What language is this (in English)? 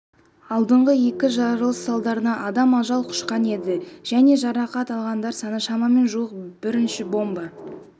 Kazakh